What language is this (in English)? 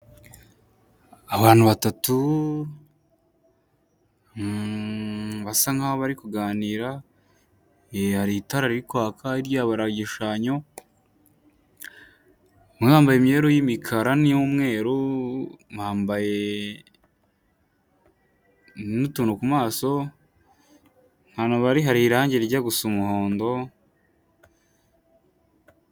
Kinyarwanda